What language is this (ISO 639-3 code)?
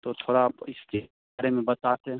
hin